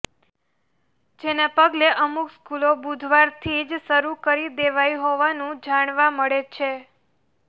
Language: Gujarati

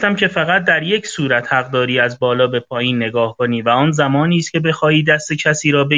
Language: Persian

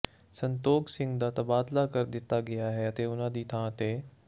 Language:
Punjabi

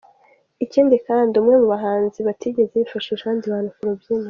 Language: Kinyarwanda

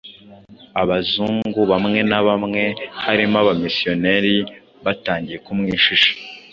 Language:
Kinyarwanda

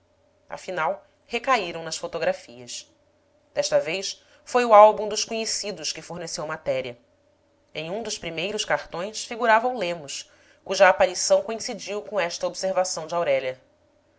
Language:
Portuguese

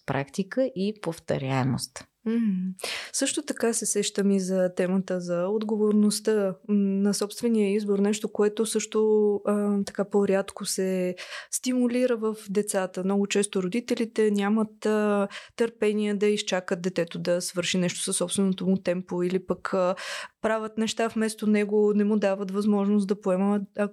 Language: Bulgarian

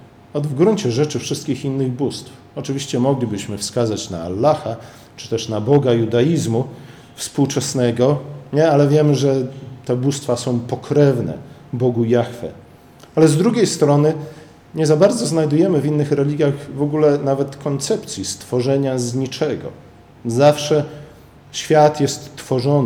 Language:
Polish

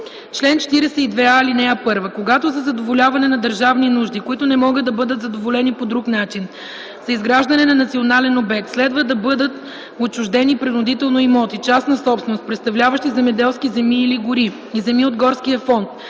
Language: Bulgarian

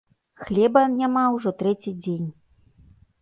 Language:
Belarusian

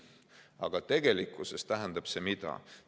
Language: Estonian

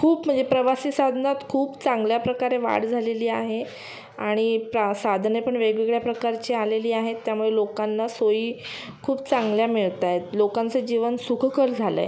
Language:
Marathi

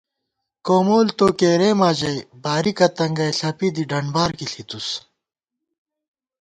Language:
Gawar-Bati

